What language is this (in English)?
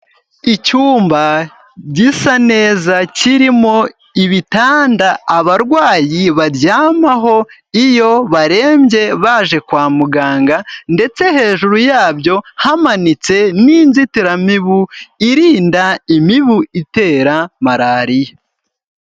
Kinyarwanda